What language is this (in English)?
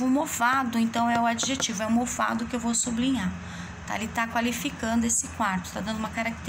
Portuguese